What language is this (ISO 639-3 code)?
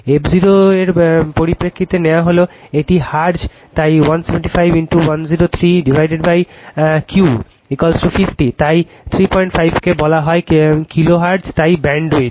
ben